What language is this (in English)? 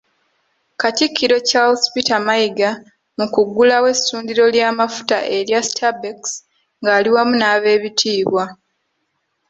Ganda